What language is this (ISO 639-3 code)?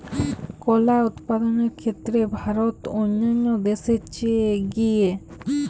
ben